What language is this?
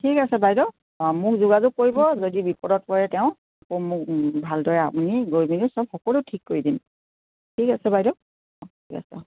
Assamese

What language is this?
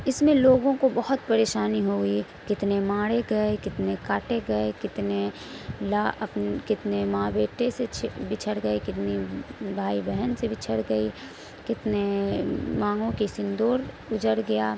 Urdu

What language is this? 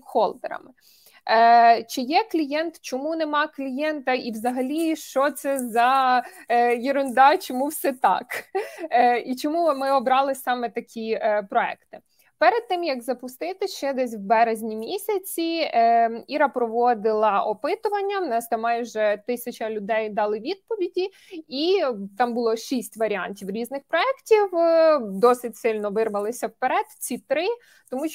Ukrainian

